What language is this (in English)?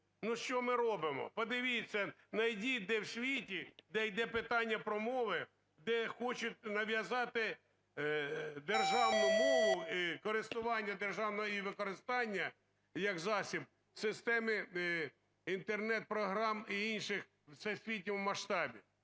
Ukrainian